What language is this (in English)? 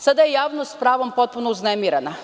Serbian